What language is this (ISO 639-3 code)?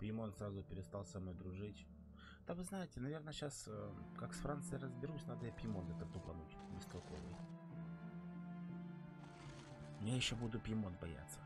rus